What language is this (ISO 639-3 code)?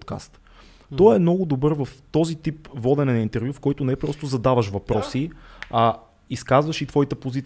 bul